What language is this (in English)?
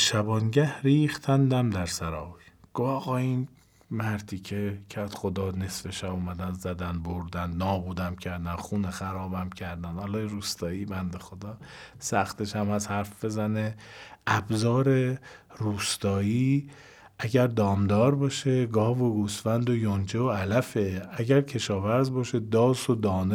Persian